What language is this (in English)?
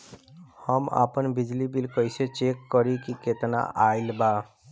Bhojpuri